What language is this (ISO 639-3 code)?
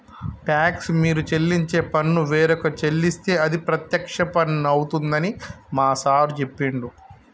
tel